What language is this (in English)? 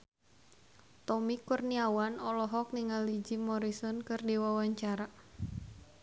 Sundanese